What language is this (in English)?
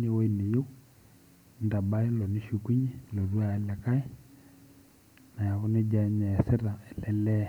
Masai